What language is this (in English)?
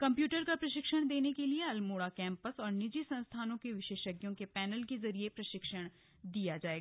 Hindi